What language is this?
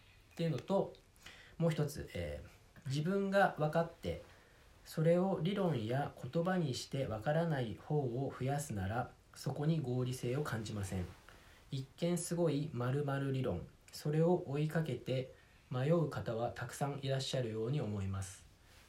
Japanese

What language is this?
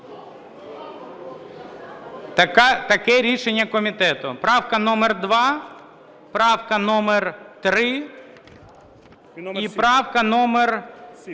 Ukrainian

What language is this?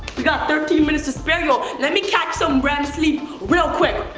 English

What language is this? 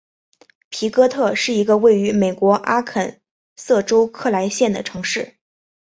Chinese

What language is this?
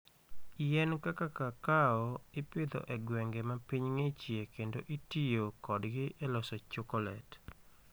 Luo (Kenya and Tanzania)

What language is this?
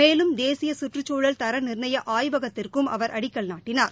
Tamil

